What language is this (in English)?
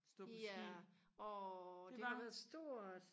Danish